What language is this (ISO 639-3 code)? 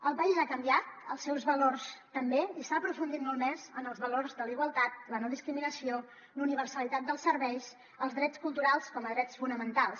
cat